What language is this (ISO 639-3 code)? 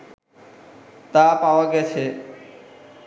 ben